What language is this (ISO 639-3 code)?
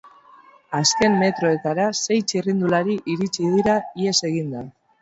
eus